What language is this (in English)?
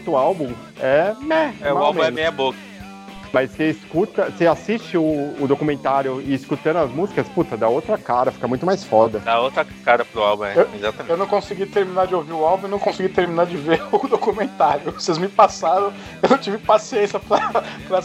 Portuguese